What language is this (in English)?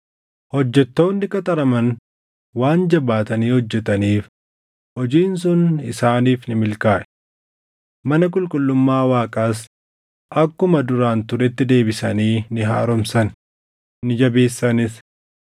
Oromo